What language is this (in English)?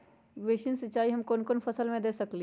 Magahi